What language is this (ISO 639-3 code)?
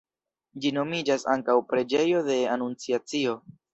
epo